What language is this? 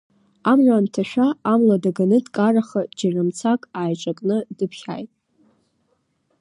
Abkhazian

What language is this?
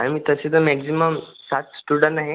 Marathi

